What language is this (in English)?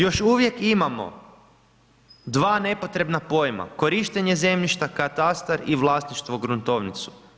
Croatian